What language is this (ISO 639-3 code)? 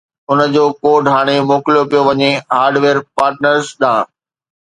snd